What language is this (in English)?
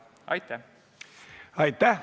Estonian